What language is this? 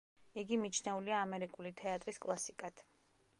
Georgian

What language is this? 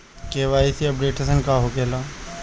Bhojpuri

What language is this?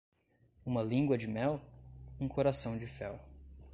Portuguese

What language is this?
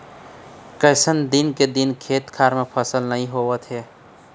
Chhattisgarhi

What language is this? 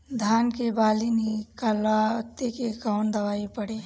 Bhojpuri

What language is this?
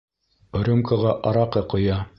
Bashkir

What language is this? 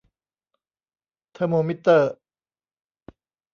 Thai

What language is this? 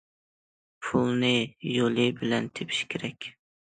Uyghur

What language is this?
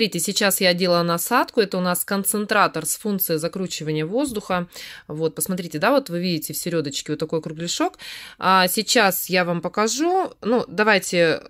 Russian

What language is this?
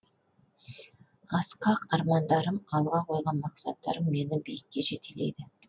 Kazakh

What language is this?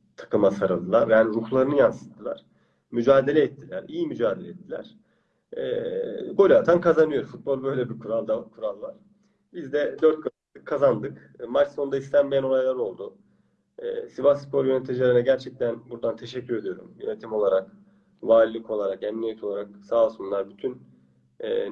Turkish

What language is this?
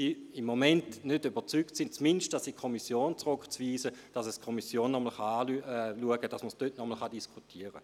Swiss German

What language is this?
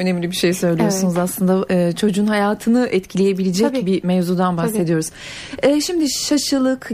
Turkish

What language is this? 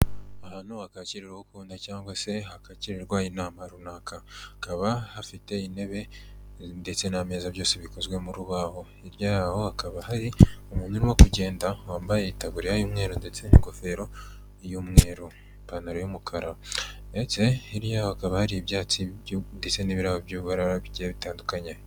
Kinyarwanda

